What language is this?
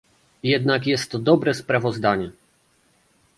Polish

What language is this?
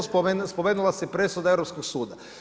Croatian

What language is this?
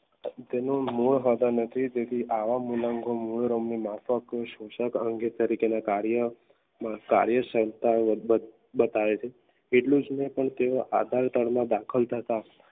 Gujarati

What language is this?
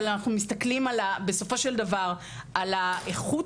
Hebrew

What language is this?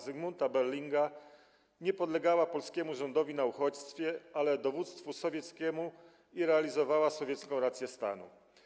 Polish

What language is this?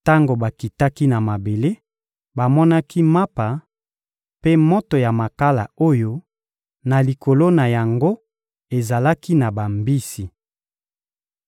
Lingala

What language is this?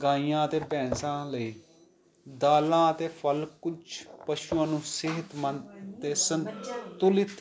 Punjabi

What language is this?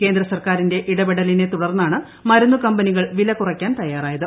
Malayalam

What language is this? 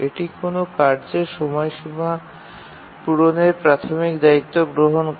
Bangla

